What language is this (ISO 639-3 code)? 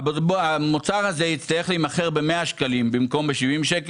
heb